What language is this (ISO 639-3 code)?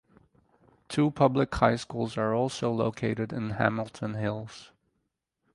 eng